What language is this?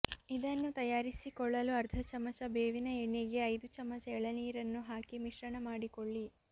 Kannada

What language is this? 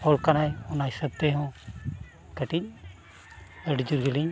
Santali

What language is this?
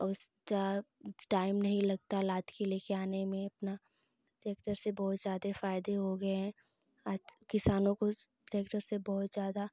Hindi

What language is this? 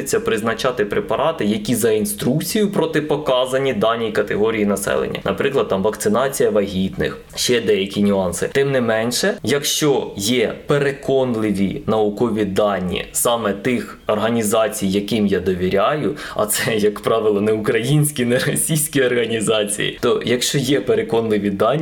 Ukrainian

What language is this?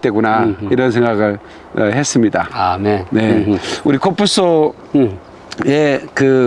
Korean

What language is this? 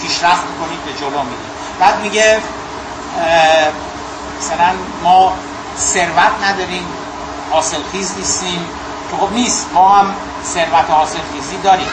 Persian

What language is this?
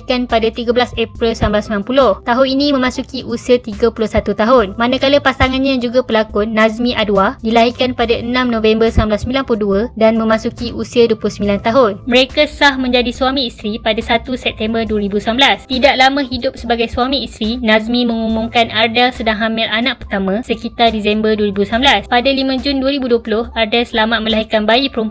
Malay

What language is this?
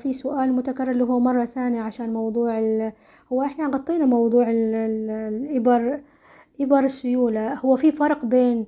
Arabic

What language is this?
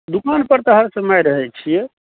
Maithili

